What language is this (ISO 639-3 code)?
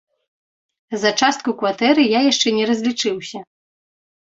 bel